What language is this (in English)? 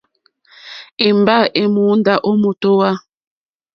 Mokpwe